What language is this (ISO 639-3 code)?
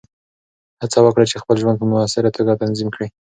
pus